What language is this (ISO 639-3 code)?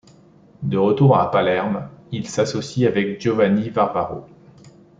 fra